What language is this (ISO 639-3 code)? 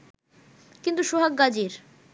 ben